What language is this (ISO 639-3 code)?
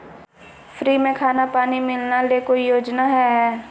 mag